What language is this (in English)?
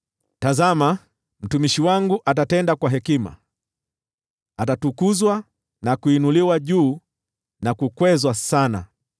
Swahili